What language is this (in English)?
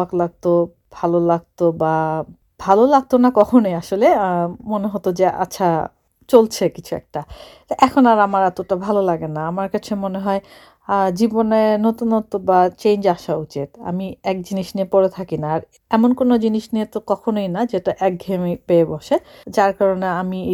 Bangla